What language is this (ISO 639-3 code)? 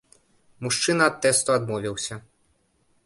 bel